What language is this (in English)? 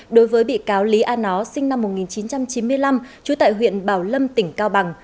Vietnamese